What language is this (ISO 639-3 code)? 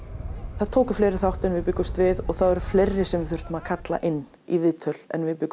isl